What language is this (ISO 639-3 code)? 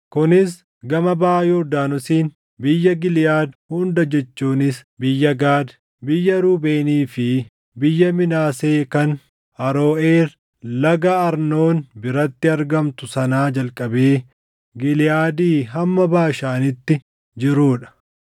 orm